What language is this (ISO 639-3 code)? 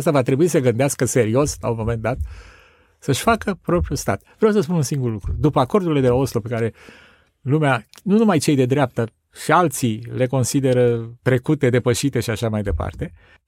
ron